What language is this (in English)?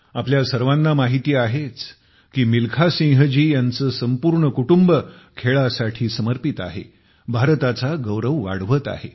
Marathi